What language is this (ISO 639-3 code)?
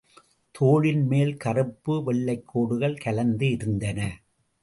tam